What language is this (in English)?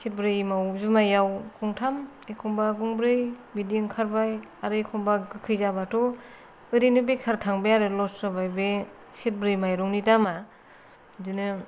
Bodo